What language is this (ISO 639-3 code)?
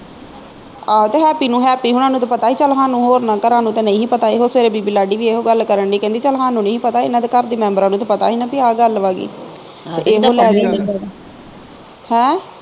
pan